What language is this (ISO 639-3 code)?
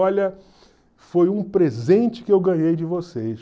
por